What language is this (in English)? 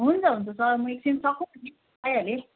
Nepali